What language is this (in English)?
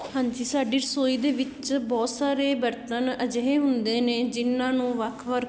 Punjabi